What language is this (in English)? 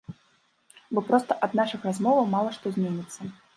Belarusian